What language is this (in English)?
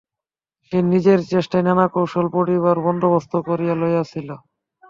Bangla